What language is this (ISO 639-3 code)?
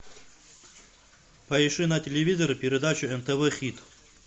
rus